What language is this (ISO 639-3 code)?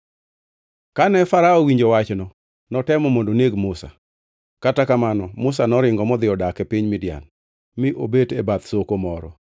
luo